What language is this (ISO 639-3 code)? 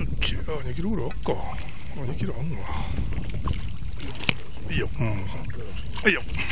jpn